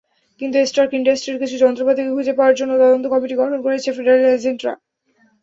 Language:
Bangla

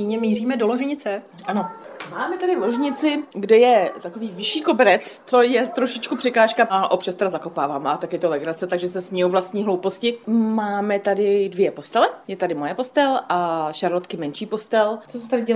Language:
Czech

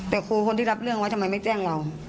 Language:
Thai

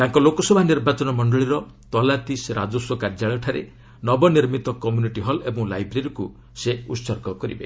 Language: Odia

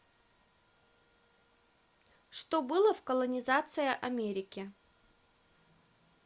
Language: Russian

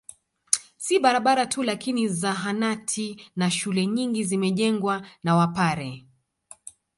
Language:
Swahili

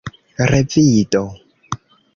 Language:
Esperanto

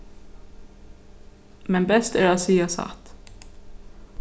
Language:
Faroese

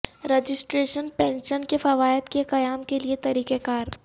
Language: Urdu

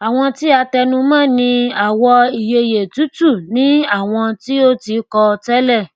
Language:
Yoruba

